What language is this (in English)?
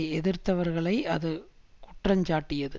Tamil